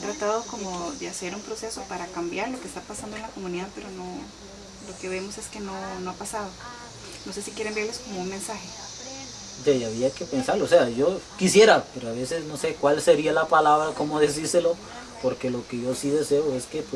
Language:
Spanish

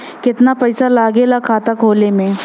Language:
Bhojpuri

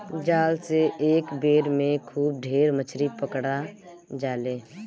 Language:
Bhojpuri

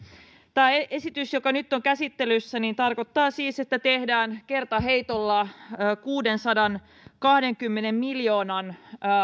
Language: Finnish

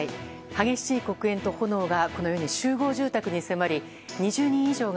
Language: Japanese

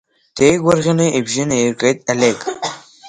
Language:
Abkhazian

